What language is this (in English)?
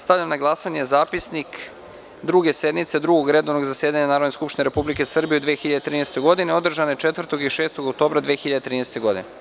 Serbian